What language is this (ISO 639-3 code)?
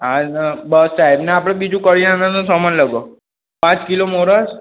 guj